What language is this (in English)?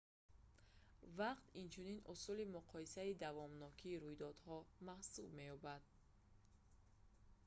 Tajik